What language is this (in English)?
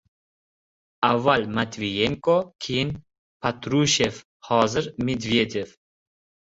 Uzbek